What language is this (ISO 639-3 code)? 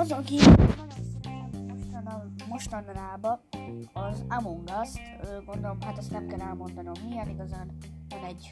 hun